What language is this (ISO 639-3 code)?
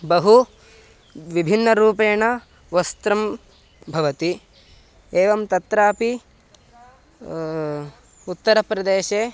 san